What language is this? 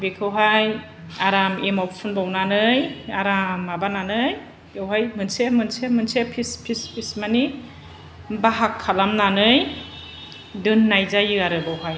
Bodo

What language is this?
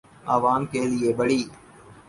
Urdu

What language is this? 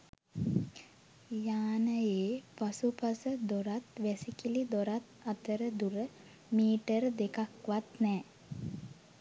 Sinhala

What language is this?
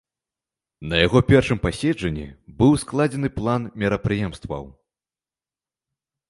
Belarusian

